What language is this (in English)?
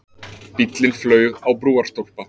Icelandic